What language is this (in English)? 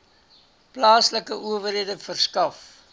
Afrikaans